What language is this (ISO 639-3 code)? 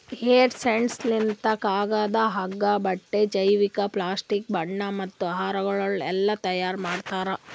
kan